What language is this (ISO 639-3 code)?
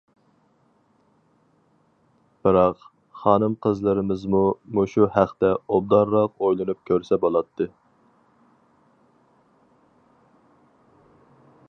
uig